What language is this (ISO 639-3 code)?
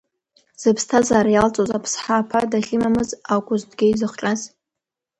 abk